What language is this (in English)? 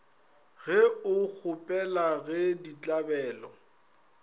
Northern Sotho